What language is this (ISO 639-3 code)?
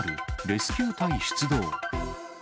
jpn